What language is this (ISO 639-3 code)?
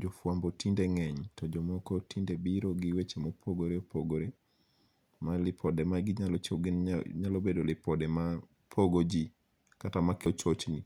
luo